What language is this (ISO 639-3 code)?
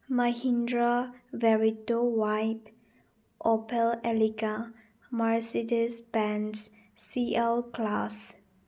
mni